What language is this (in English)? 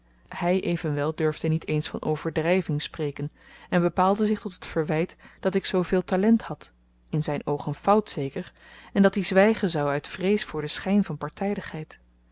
Dutch